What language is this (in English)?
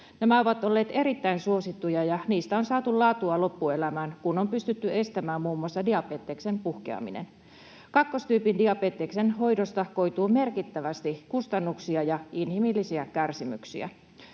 Finnish